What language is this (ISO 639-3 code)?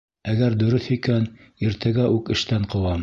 bak